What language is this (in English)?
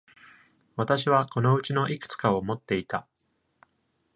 Japanese